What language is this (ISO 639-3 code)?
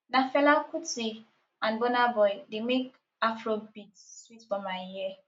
pcm